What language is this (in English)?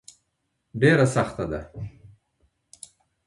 Pashto